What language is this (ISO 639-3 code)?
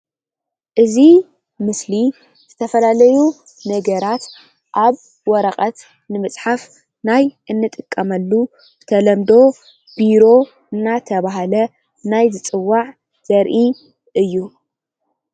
tir